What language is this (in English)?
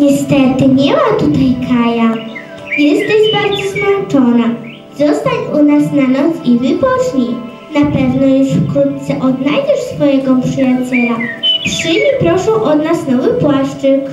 Polish